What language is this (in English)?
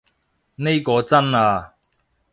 Cantonese